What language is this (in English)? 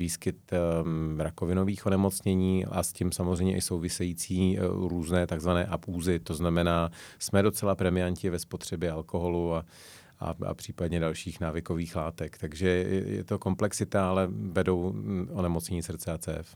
Czech